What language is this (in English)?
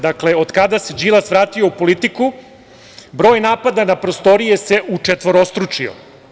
Serbian